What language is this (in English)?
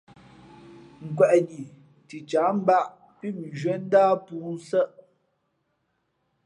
Fe'fe'